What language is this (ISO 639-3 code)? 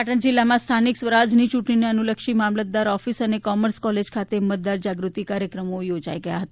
guj